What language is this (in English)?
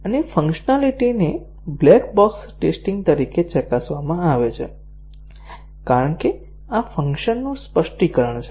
Gujarati